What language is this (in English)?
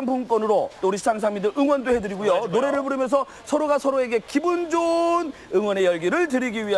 Korean